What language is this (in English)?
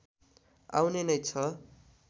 Nepali